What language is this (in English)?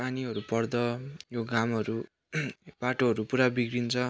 Nepali